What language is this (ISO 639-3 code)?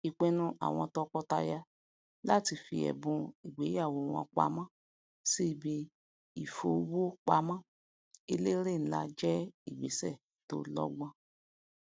yor